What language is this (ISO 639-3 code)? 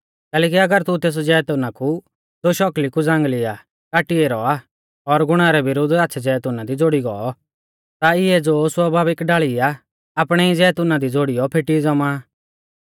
bfz